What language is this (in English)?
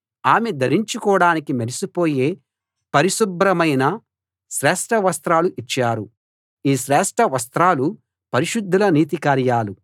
Telugu